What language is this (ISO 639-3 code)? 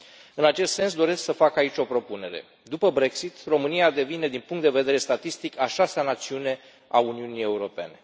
ron